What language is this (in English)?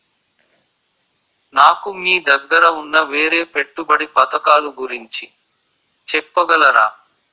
Telugu